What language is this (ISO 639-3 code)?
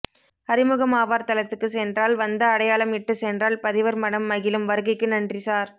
tam